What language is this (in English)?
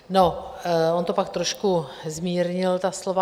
Czech